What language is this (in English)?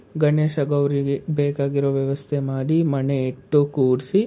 Kannada